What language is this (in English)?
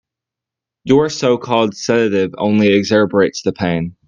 English